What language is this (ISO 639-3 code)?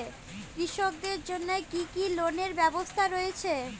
ben